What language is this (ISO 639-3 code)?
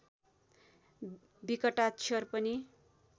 nep